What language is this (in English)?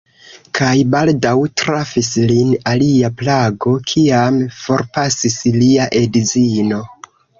Esperanto